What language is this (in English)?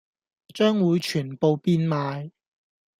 Cantonese